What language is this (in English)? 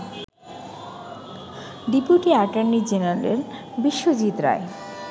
Bangla